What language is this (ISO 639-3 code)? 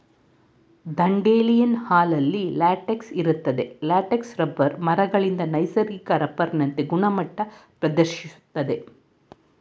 kan